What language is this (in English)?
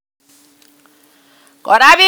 Kalenjin